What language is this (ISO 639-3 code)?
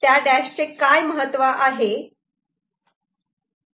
mar